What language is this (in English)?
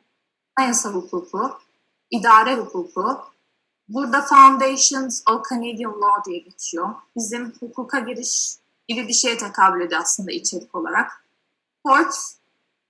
Turkish